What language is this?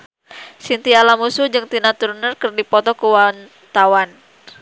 Sundanese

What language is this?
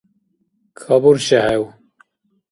Dargwa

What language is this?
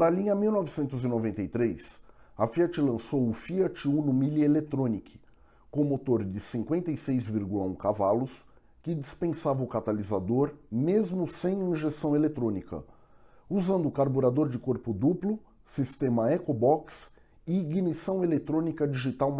Portuguese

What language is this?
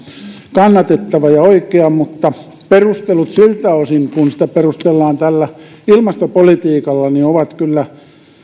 Finnish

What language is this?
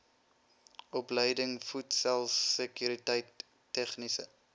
Afrikaans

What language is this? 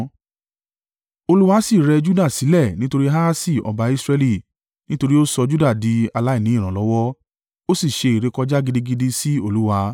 Yoruba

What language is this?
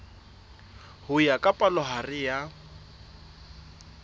Southern Sotho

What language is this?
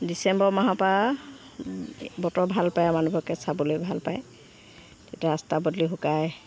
Assamese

